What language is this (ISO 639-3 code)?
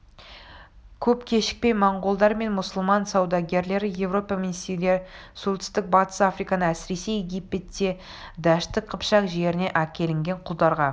kaz